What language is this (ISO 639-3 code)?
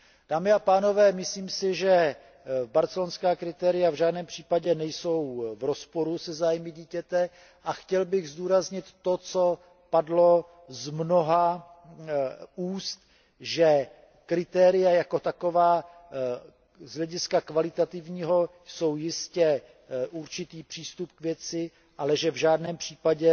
ces